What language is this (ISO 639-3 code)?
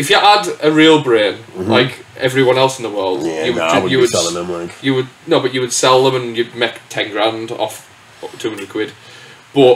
eng